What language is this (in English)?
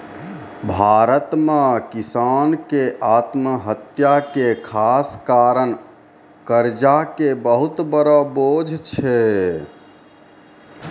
Maithili